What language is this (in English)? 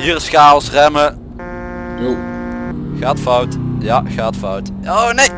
Dutch